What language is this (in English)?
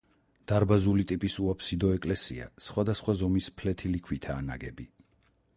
Georgian